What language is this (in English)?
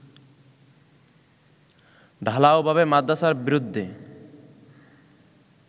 Bangla